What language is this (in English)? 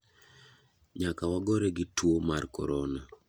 Luo (Kenya and Tanzania)